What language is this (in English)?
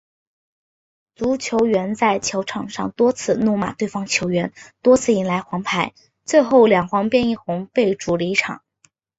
Chinese